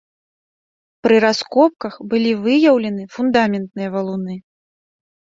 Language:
Belarusian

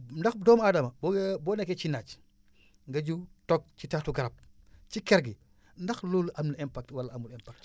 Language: Wolof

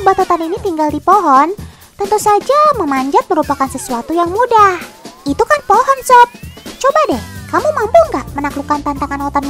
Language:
Indonesian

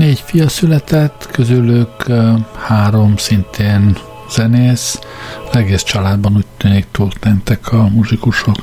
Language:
Hungarian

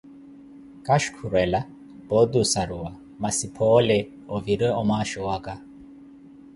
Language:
Koti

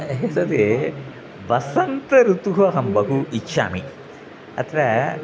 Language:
Sanskrit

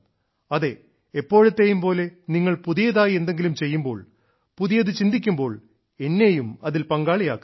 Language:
Malayalam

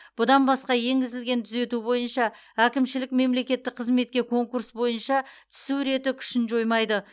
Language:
Kazakh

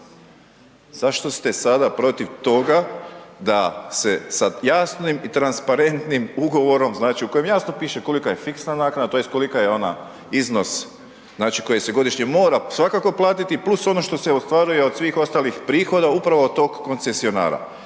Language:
Croatian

